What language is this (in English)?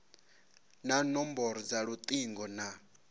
Venda